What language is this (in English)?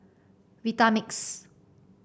English